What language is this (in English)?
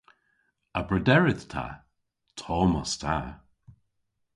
Cornish